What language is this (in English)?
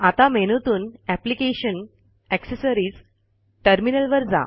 Marathi